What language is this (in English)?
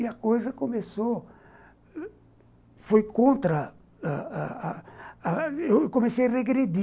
Portuguese